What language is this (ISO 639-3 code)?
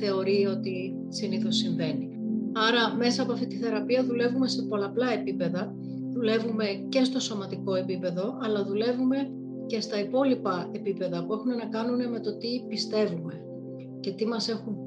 ell